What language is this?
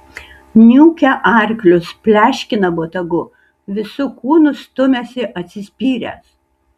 Lithuanian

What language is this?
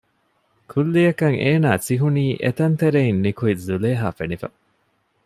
Divehi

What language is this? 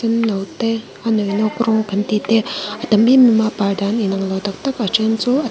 Mizo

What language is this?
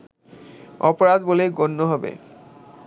Bangla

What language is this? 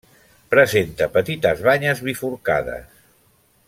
Catalan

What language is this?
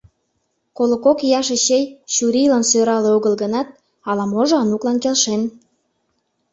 Mari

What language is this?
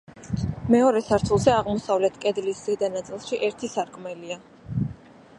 Georgian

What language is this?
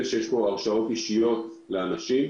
Hebrew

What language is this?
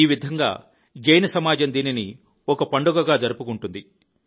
Telugu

